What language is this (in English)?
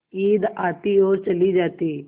Hindi